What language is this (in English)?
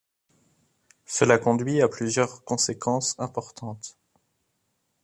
French